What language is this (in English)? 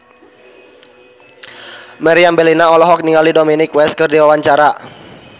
Sundanese